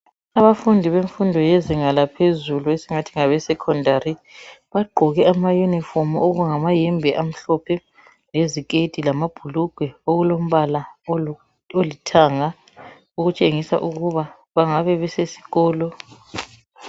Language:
North Ndebele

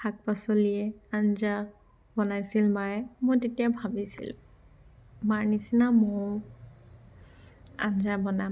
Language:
Assamese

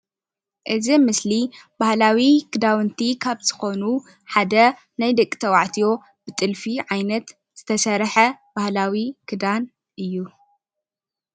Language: Tigrinya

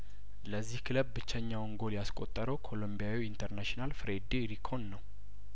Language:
Amharic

